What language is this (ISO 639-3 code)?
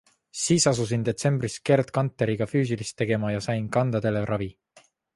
est